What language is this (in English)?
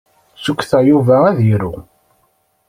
Kabyle